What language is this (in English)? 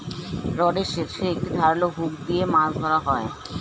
Bangla